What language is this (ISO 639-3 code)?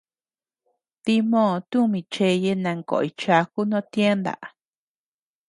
cux